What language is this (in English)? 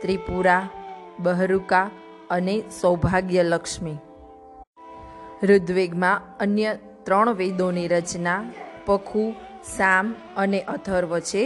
Gujarati